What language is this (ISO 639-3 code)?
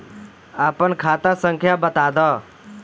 bho